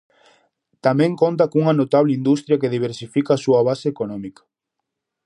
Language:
Galician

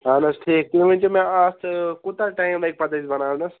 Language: Kashmiri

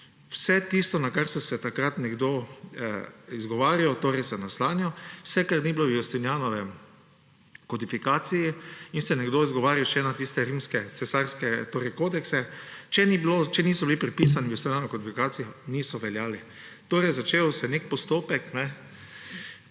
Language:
Slovenian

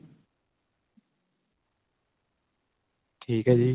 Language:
Punjabi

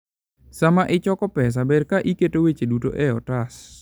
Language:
Luo (Kenya and Tanzania)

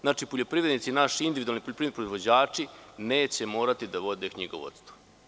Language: Serbian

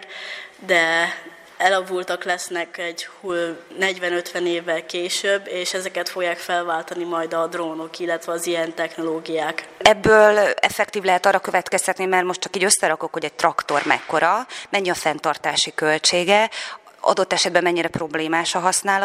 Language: Hungarian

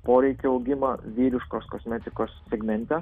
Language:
Lithuanian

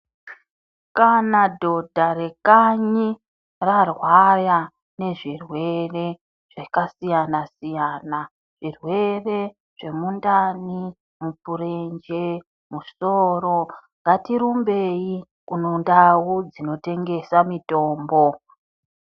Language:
Ndau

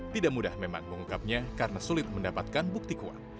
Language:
Indonesian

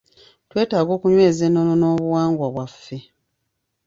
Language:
Ganda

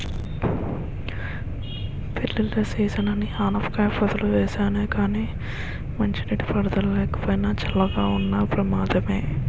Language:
Telugu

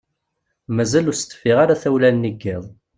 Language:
Kabyle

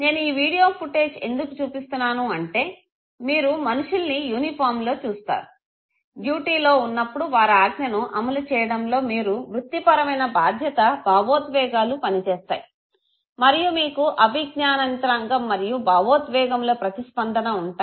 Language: Telugu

